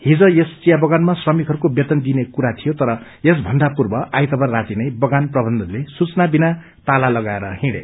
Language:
Nepali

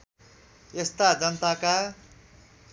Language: Nepali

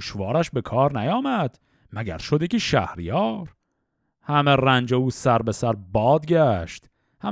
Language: Persian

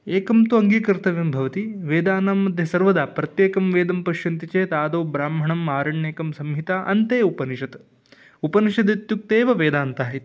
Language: Sanskrit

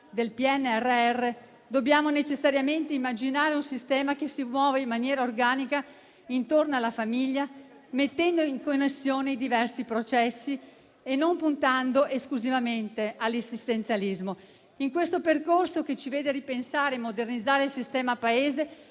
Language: Italian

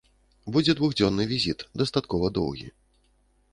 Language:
Belarusian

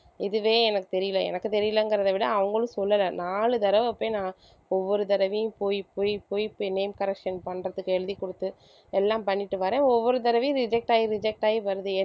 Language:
Tamil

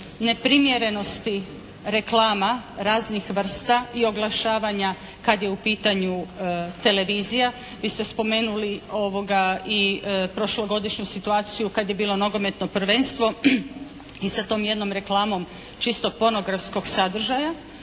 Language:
Croatian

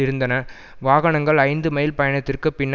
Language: Tamil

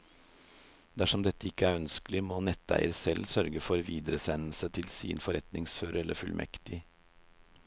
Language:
Norwegian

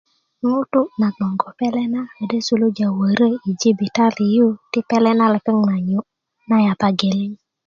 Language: Kuku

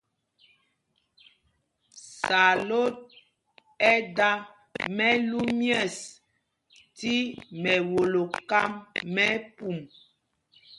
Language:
Mpumpong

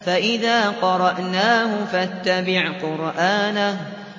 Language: Arabic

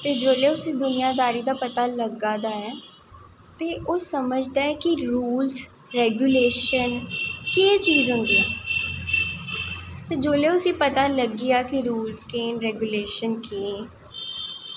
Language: Dogri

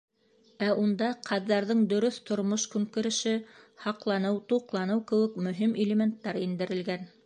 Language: Bashkir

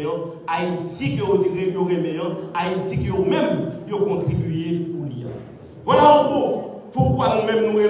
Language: French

